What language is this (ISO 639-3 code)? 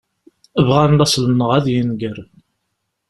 kab